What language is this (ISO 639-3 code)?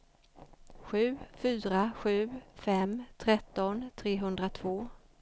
swe